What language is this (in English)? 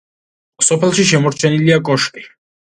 Georgian